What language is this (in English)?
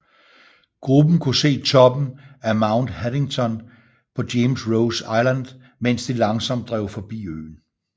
Danish